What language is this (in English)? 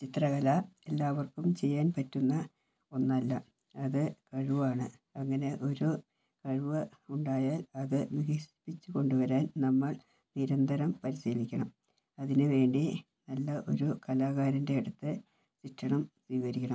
Malayalam